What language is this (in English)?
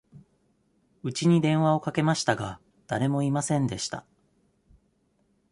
Japanese